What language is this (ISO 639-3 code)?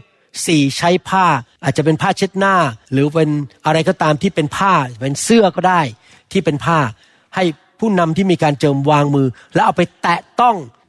tha